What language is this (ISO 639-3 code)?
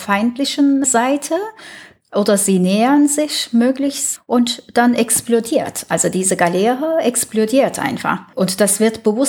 deu